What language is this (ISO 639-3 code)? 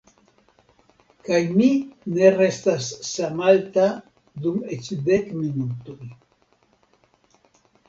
epo